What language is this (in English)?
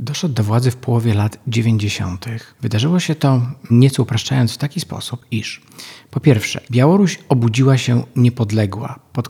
Polish